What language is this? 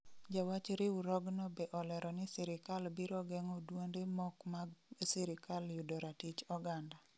Luo (Kenya and Tanzania)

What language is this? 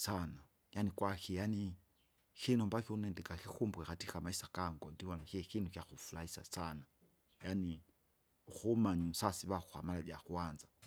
Kinga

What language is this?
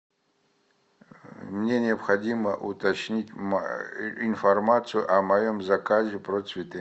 Russian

